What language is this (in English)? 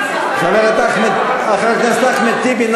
Hebrew